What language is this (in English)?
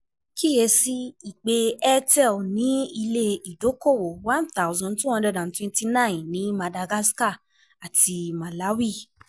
Yoruba